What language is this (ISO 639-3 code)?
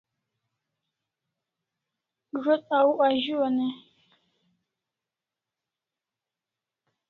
kls